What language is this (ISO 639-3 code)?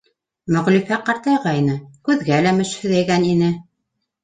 bak